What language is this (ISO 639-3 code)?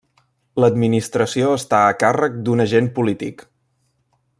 cat